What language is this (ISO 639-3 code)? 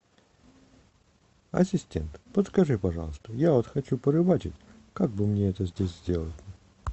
rus